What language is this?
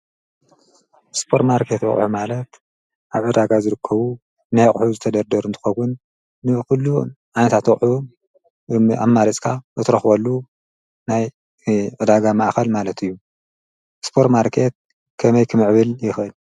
Tigrinya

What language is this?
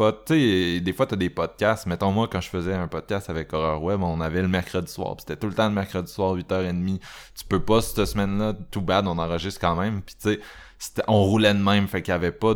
French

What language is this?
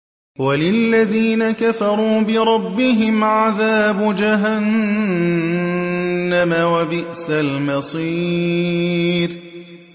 Arabic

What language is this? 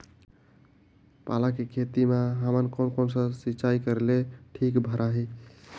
Chhattisgarhi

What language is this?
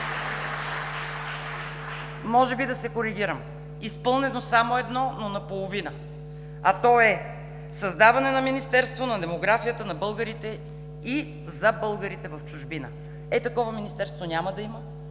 Bulgarian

